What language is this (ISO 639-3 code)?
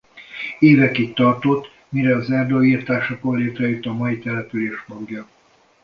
hun